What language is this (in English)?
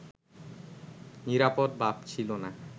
Bangla